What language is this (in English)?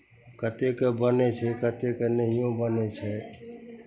Maithili